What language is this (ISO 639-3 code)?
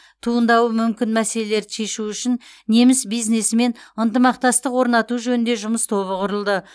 kaz